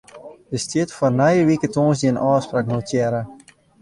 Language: Western Frisian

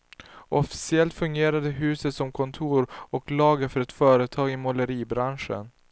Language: Swedish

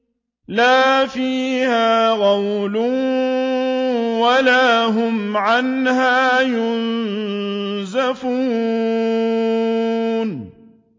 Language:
Arabic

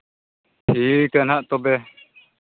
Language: Santali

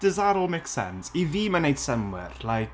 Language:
Welsh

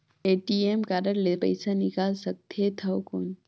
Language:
Chhattisgarhi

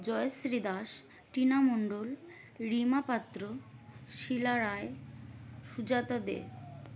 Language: Bangla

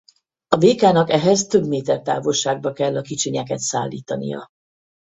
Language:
Hungarian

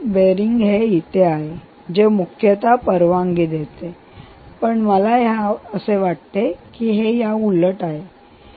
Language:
Marathi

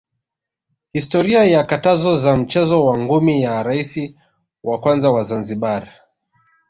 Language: Swahili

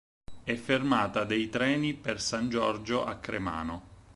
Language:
Italian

